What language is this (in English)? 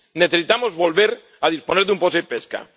Spanish